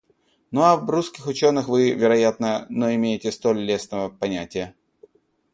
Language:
Russian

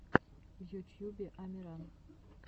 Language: Russian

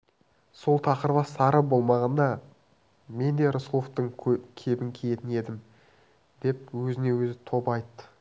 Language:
Kazakh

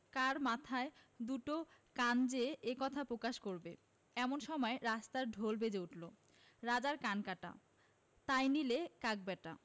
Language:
Bangla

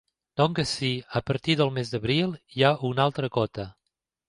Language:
Catalan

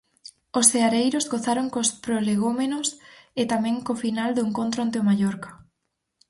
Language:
Galician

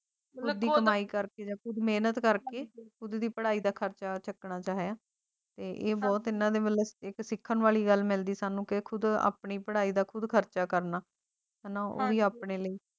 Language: Punjabi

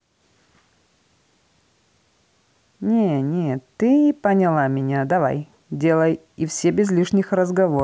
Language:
Russian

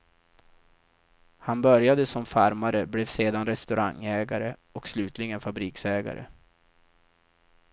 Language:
Swedish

